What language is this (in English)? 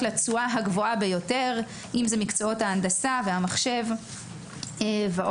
Hebrew